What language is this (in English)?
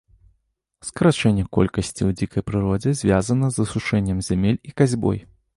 Belarusian